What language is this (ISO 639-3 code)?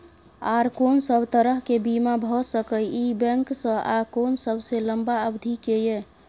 mai